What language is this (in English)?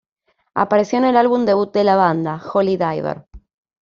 Spanish